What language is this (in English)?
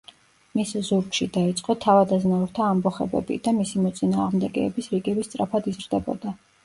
Georgian